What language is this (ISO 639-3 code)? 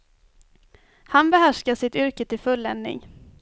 swe